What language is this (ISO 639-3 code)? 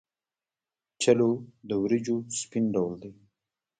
pus